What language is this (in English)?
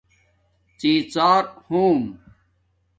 Domaaki